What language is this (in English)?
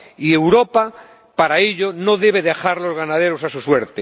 Spanish